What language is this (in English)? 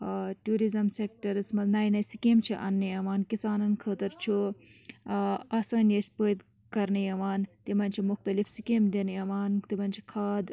Kashmiri